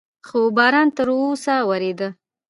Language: Pashto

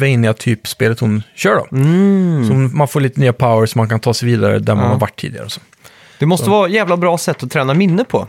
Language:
Swedish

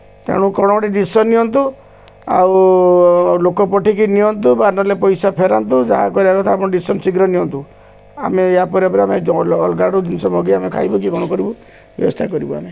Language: Odia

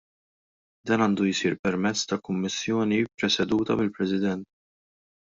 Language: Maltese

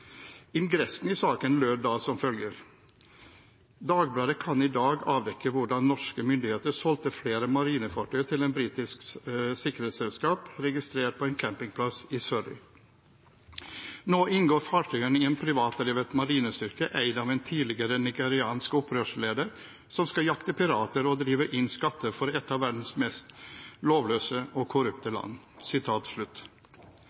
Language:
Norwegian Bokmål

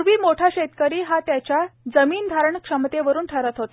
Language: Marathi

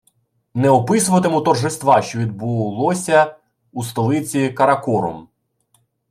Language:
Ukrainian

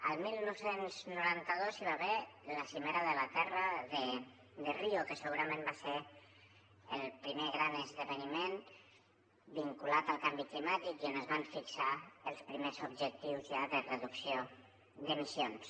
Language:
Catalan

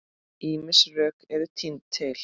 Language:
Icelandic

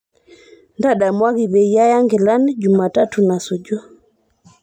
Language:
Masai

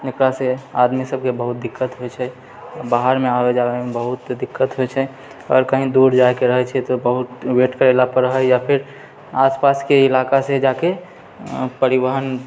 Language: Maithili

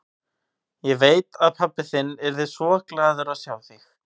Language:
Icelandic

